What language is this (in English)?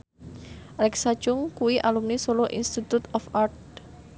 Javanese